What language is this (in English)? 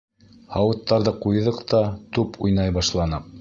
Bashkir